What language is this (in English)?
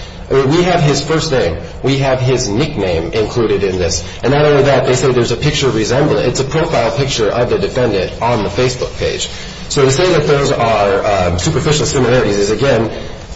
English